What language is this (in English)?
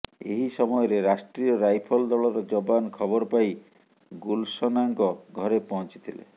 Odia